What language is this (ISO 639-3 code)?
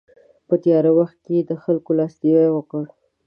pus